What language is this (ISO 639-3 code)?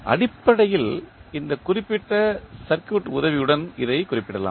tam